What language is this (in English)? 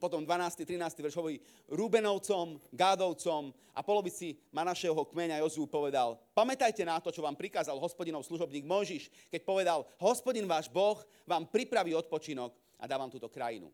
Slovak